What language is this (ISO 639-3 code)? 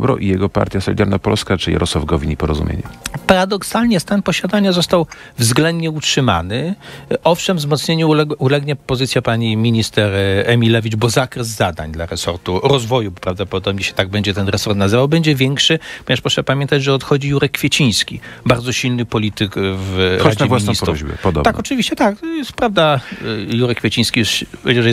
pol